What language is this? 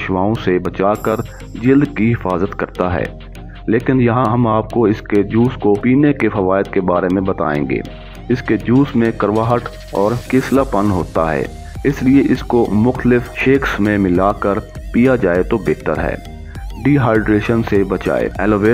Hindi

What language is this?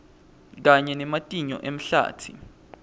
Swati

